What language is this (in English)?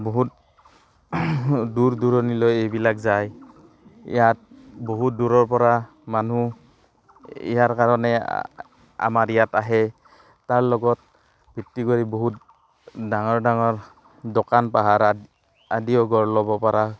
Assamese